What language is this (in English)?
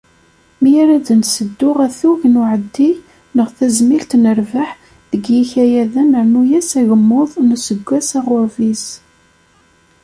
Kabyle